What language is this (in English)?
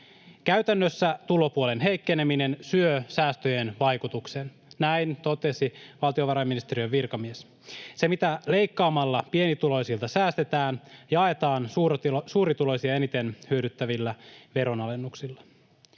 Finnish